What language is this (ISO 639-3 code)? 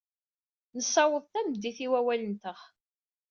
kab